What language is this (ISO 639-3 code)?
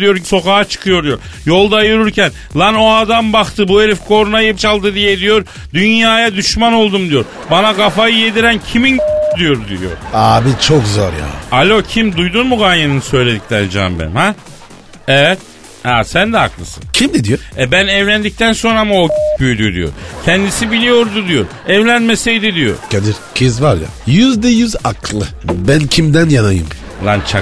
tur